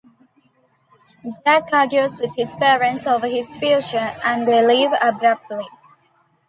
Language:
English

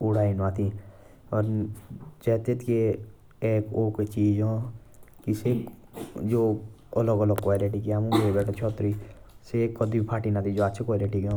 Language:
Jaunsari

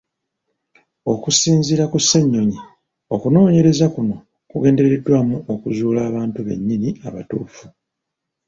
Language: Ganda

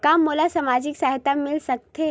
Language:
Chhattisgarhi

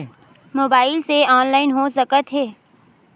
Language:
Chhattisgarhi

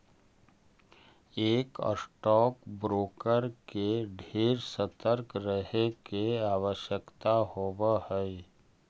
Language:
Magahi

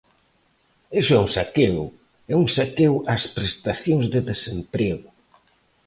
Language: Galician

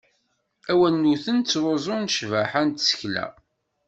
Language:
Kabyle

